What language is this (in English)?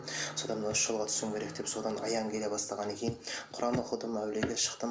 Kazakh